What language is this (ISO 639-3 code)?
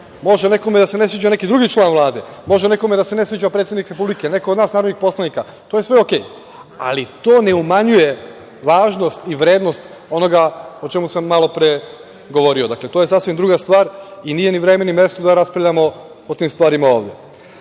srp